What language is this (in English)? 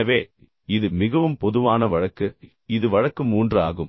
Tamil